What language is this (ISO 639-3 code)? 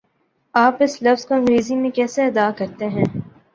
urd